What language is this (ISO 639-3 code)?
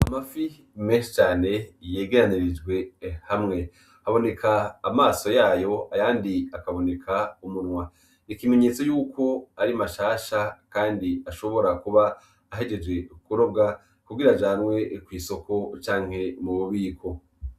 run